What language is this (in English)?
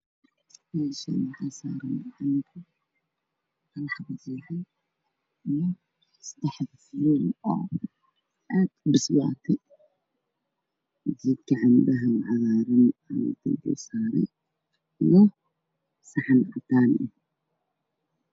Somali